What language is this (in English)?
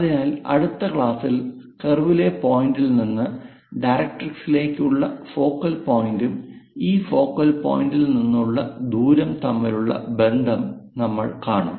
Malayalam